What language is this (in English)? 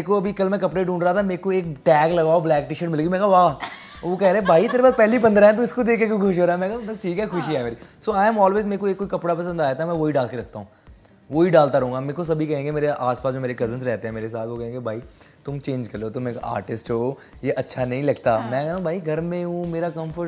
Hindi